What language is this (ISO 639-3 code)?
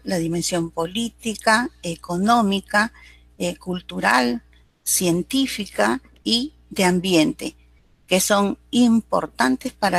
spa